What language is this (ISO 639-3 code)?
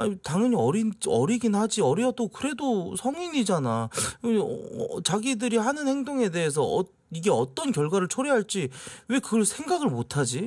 kor